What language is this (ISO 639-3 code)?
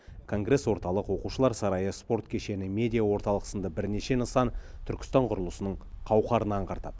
kaz